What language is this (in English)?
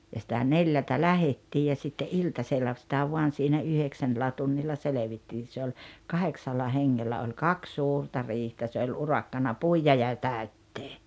Finnish